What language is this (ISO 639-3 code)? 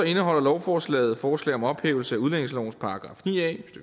dan